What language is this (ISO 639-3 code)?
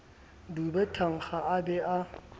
sot